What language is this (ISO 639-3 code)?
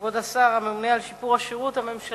heb